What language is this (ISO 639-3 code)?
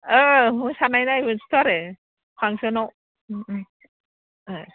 brx